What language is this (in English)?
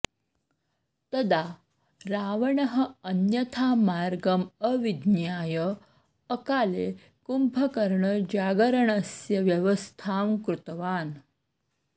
Sanskrit